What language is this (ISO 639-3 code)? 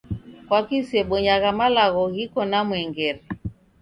dav